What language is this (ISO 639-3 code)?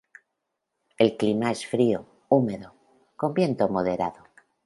spa